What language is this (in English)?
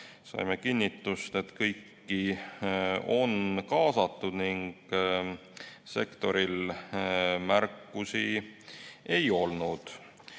Estonian